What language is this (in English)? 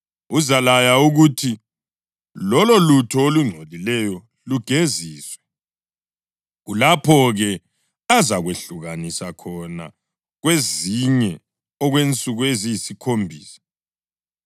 North Ndebele